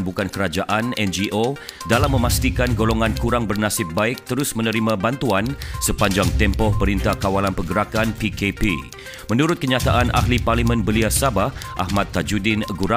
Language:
Malay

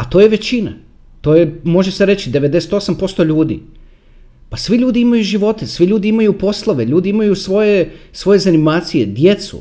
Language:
Croatian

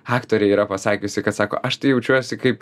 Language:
Lithuanian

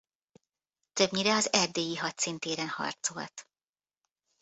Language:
Hungarian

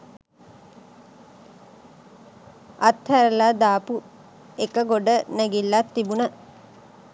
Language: Sinhala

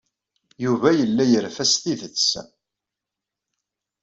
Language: Kabyle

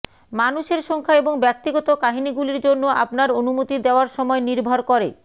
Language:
Bangla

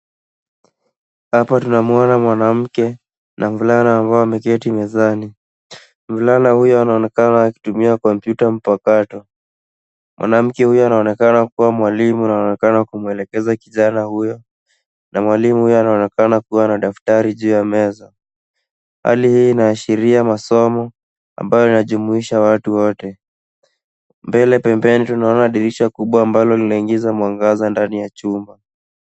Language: Swahili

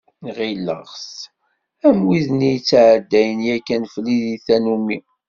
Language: Kabyle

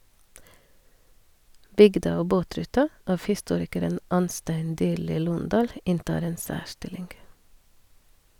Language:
Norwegian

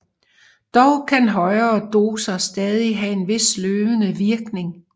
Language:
Danish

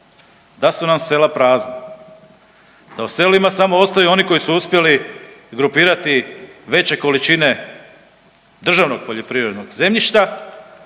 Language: Croatian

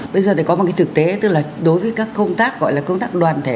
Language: Vietnamese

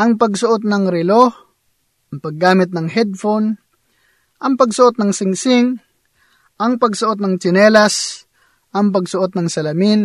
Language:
Filipino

